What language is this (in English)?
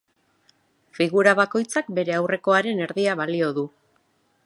Basque